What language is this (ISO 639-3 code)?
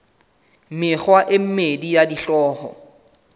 sot